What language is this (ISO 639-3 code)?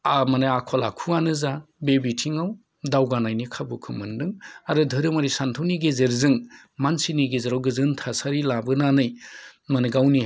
brx